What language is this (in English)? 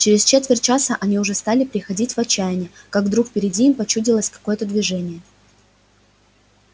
Russian